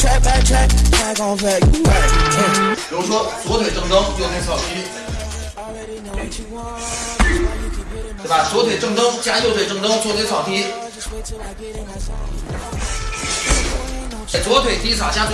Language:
Chinese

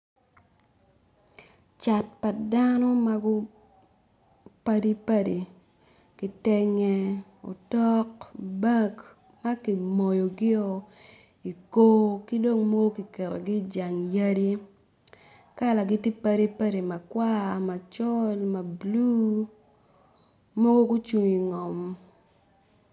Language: Acoli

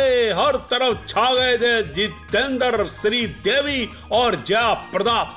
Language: Hindi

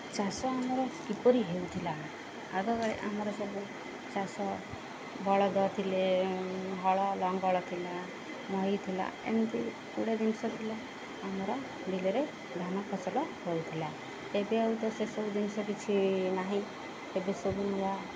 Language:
Odia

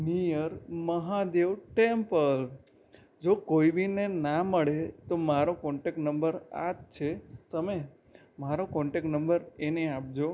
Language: Gujarati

